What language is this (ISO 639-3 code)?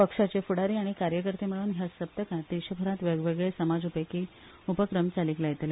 kok